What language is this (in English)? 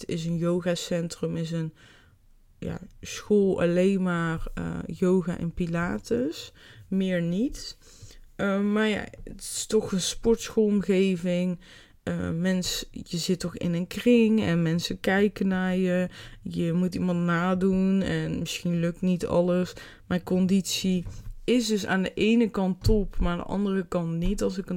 Dutch